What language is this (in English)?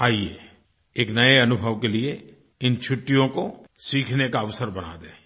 Hindi